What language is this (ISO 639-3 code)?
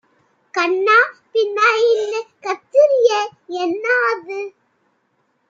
tam